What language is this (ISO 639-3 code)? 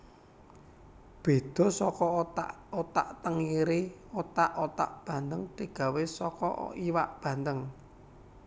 jav